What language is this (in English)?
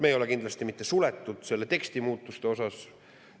Estonian